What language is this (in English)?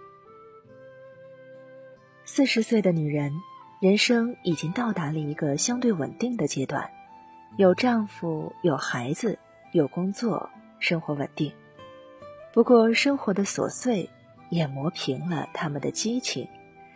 Chinese